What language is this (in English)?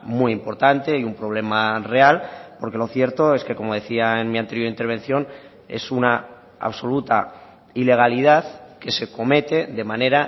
Spanish